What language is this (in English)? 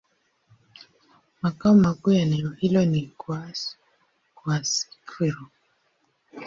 Swahili